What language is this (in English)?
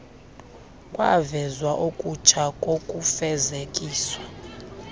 Xhosa